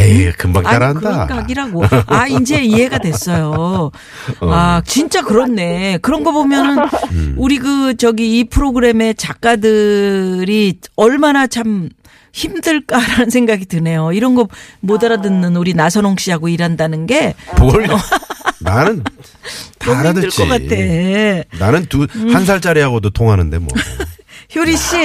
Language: Korean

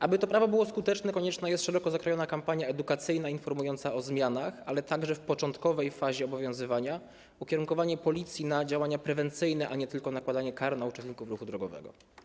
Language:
Polish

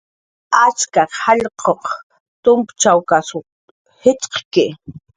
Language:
Jaqaru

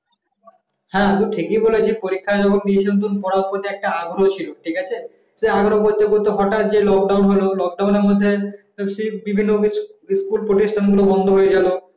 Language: Bangla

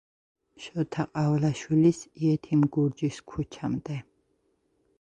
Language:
Georgian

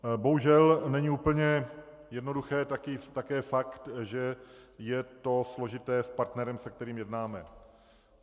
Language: Czech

